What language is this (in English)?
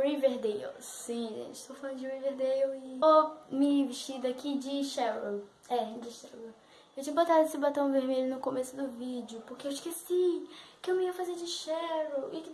Portuguese